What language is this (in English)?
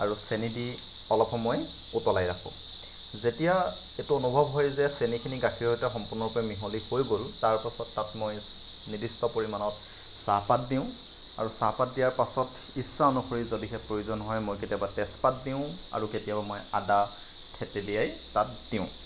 Assamese